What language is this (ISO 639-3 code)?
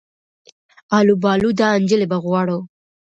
pus